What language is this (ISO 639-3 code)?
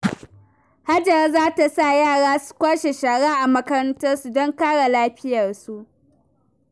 hau